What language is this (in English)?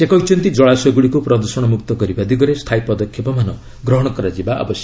Odia